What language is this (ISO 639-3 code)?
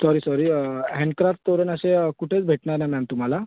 mar